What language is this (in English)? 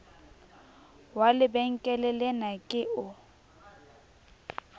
Southern Sotho